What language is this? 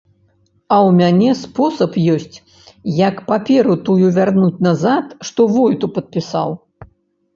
Belarusian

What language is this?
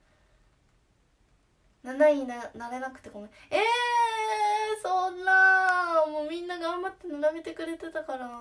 Japanese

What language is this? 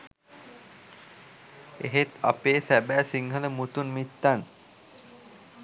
Sinhala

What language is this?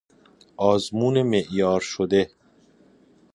Persian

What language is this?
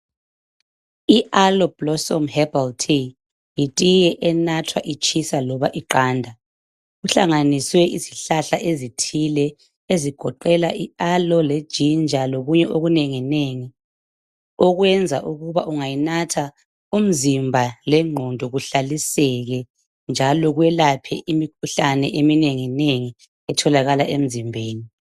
North Ndebele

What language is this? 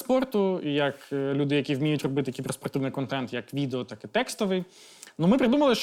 Ukrainian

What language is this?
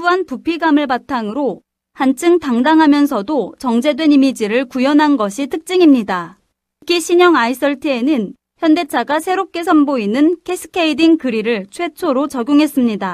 Korean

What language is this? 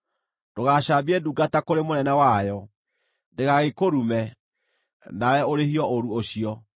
Kikuyu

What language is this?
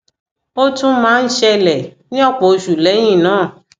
Yoruba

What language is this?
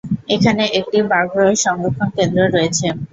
Bangla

